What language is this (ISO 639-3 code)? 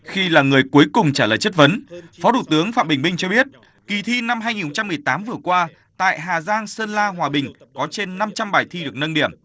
vie